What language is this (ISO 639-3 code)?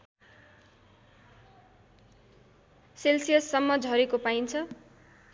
nep